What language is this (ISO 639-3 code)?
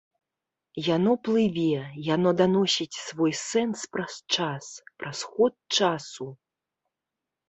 bel